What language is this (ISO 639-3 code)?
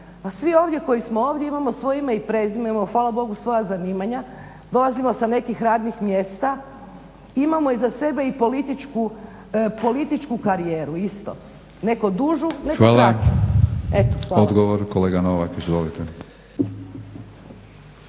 hrv